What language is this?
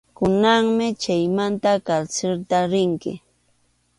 Arequipa-La Unión Quechua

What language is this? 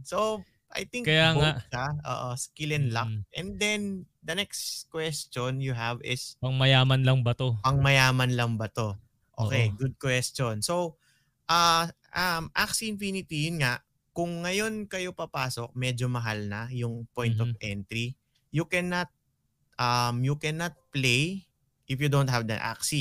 Filipino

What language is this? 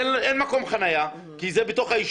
Hebrew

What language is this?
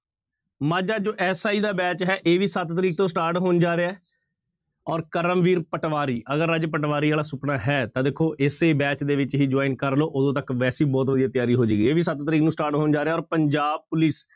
Punjabi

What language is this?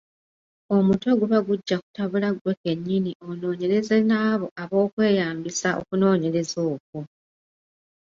Ganda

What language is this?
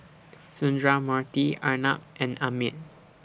English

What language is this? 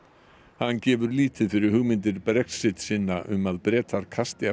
Icelandic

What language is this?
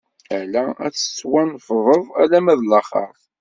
Kabyle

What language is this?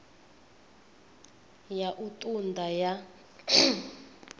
Venda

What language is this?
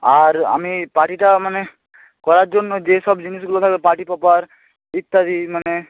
Bangla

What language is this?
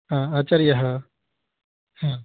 Sanskrit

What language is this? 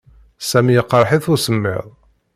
Kabyle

